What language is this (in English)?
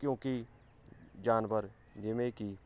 Punjabi